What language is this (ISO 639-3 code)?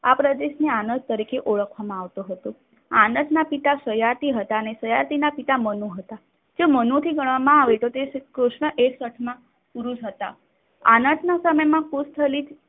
guj